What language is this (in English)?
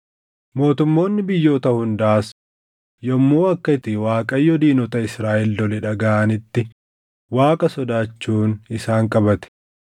Oromo